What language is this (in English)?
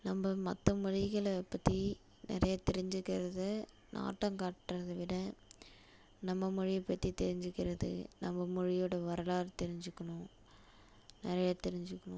Tamil